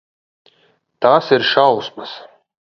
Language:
Latvian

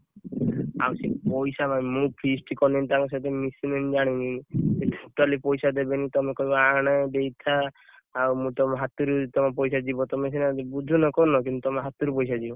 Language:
Odia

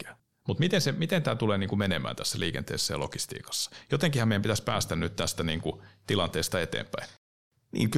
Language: Finnish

